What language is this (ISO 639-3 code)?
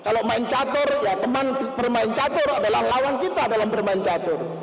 ind